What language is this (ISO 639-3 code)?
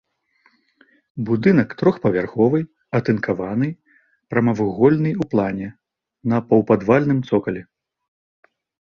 bel